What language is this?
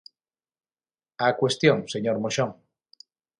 Galician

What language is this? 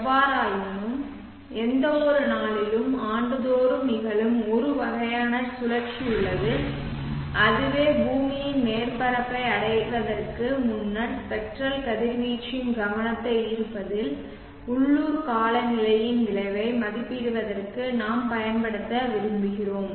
Tamil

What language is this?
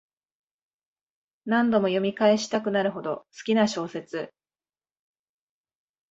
Japanese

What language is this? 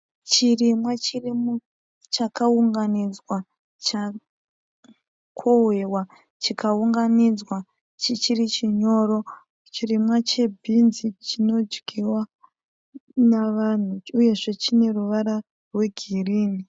Shona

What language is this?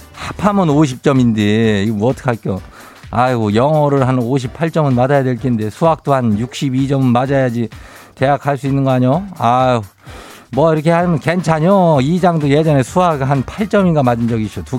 Korean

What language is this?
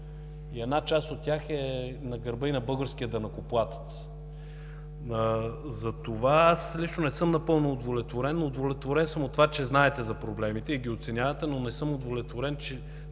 Bulgarian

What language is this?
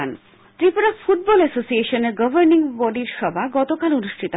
Bangla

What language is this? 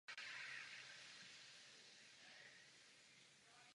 Czech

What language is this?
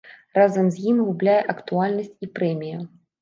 Belarusian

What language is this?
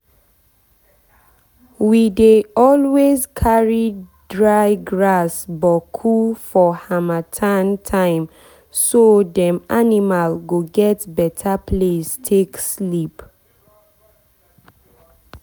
Nigerian Pidgin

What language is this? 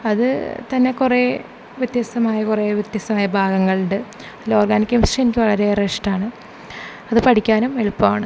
Malayalam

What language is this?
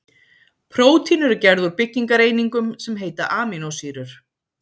Icelandic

